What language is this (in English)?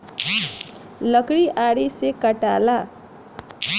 Bhojpuri